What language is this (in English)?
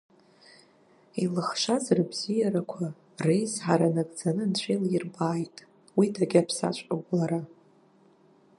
Abkhazian